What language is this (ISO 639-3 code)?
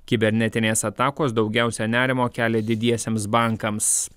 lit